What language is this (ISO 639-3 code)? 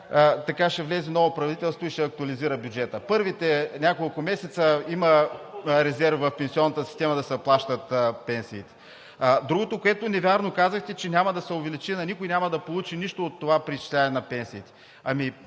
bul